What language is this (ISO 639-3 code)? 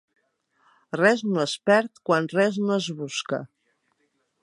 cat